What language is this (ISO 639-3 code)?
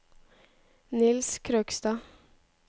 nor